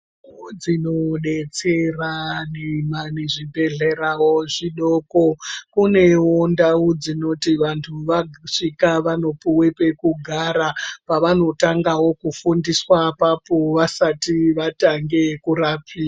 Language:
Ndau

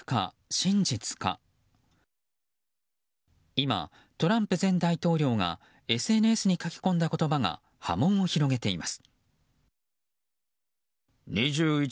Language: Japanese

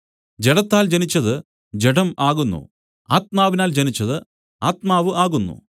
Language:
Malayalam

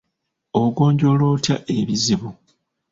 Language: Ganda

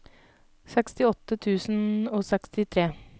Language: Norwegian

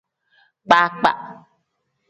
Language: Tem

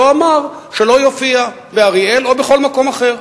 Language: Hebrew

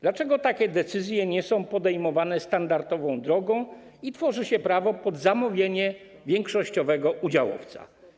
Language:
Polish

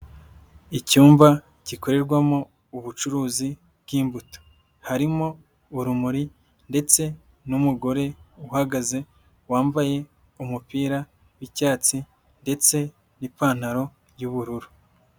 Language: Kinyarwanda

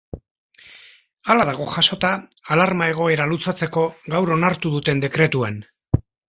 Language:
Basque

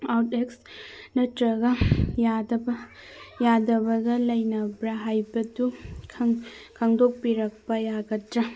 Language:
Manipuri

